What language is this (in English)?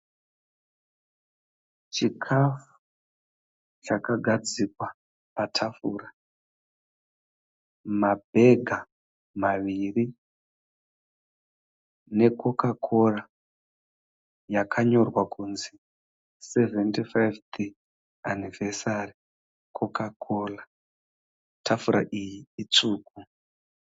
Shona